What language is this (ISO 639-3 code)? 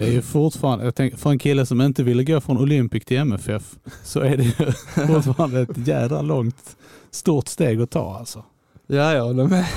swe